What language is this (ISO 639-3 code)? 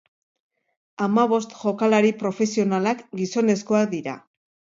eus